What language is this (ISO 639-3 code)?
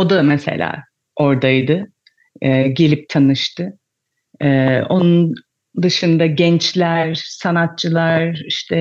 tur